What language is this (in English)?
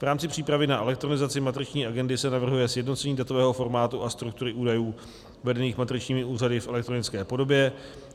Czech